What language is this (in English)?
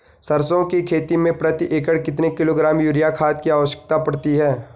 Hindi